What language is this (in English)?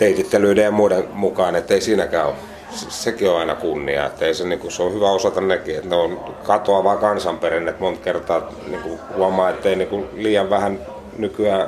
Finnish